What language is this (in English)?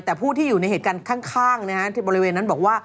Thai